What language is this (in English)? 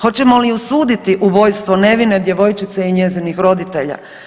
Croatian